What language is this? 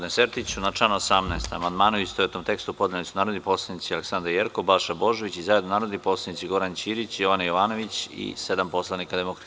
Serbian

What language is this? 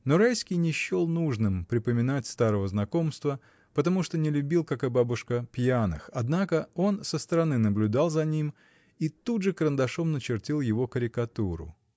Russian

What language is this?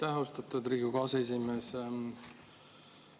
Estonian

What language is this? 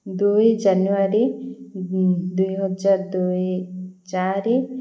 Odia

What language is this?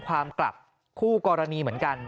Thai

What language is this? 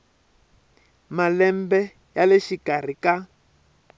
Tsonga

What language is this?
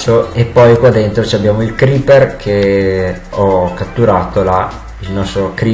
Italian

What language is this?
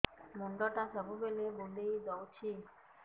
Odia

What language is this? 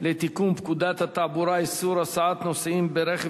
Hebrew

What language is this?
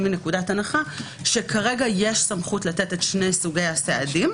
Hebrew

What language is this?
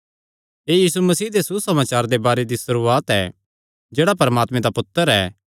Kangri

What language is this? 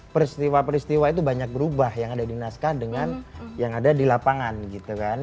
Indonesian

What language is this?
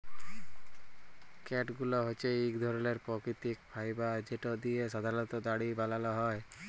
Bangla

